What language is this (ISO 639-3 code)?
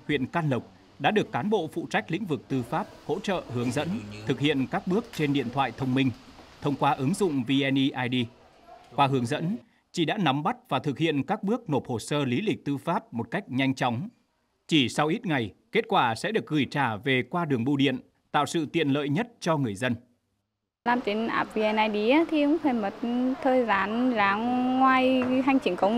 vie